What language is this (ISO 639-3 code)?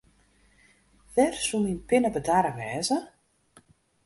fry